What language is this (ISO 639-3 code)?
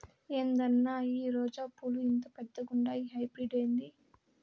tel